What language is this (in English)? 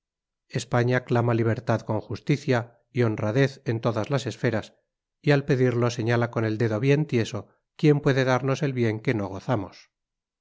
Spanish